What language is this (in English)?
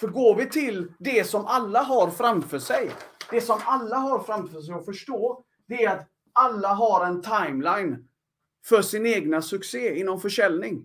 Swedish